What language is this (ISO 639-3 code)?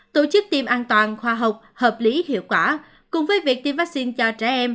vie